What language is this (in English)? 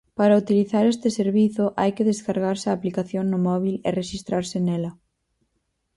Galician